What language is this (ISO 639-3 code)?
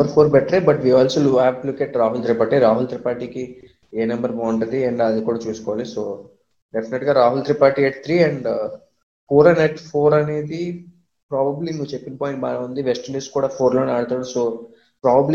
tel